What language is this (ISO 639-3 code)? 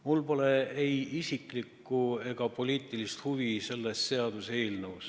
est